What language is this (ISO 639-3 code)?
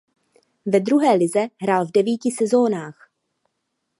ces